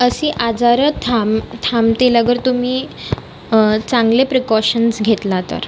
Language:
Marathi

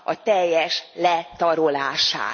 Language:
Hungarian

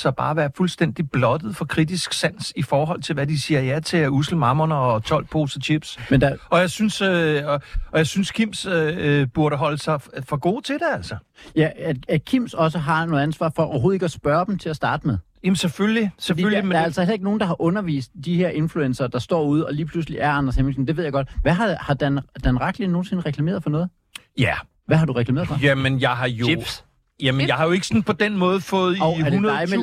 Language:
Danish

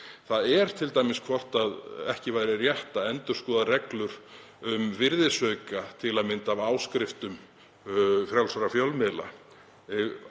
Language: Icelandic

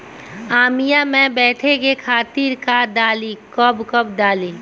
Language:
Bhojpuri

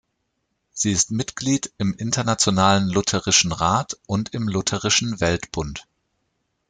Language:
German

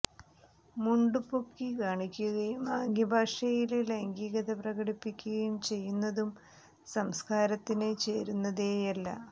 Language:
Malayalam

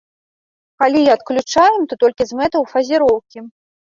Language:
Belarusian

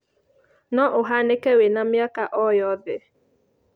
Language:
Kikuyu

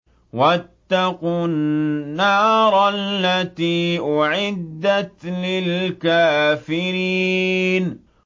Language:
Arabic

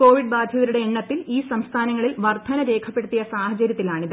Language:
Malayalam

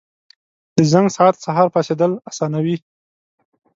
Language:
Pashto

